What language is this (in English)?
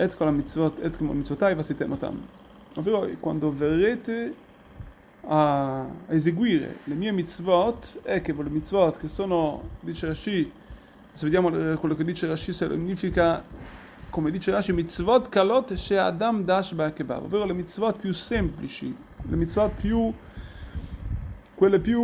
Italian